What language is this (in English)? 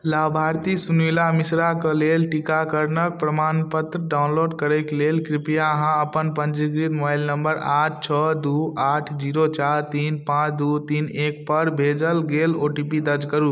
Maithili